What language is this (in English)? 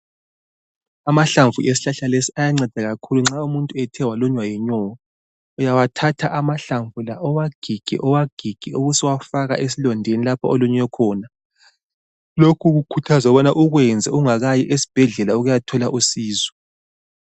North Ndebele